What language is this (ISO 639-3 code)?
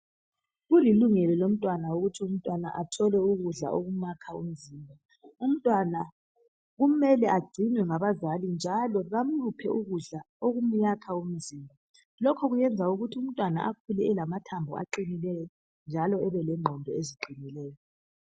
nde